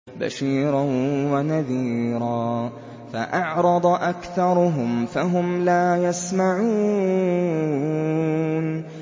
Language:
Arabic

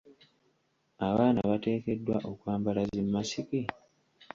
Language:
Ganda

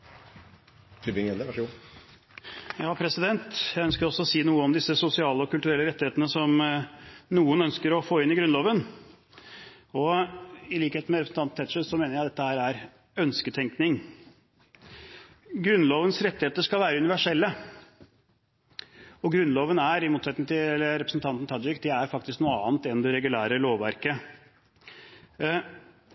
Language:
Norwegian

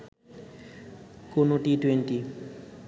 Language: Bangla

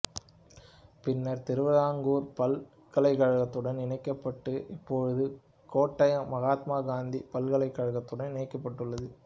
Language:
Tamil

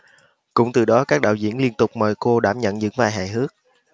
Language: Vietnamese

